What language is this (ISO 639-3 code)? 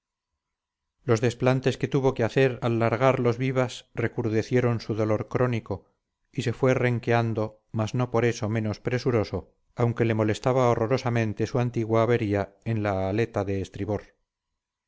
spa